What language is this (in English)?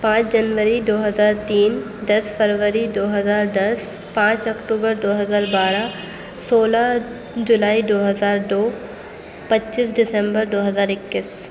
Urdu